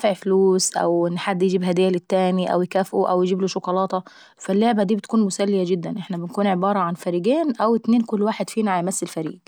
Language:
Saidi Arabic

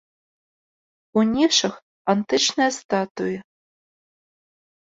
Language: Belarusian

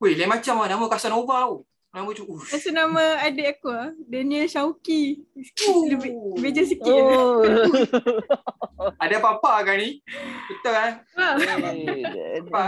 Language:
Malay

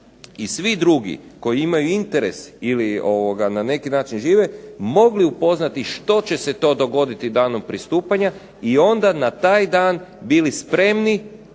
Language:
Croatian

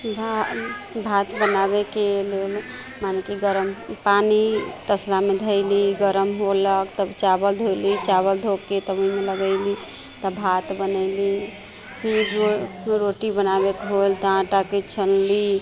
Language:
Maithili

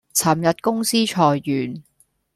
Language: Cantonese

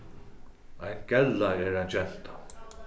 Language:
Faroese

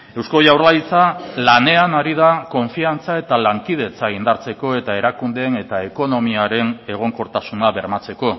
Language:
Basque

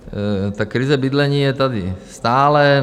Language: Czech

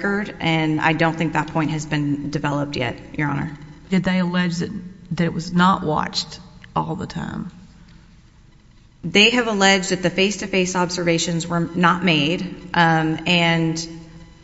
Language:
English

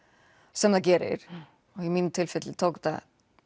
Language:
Icelandic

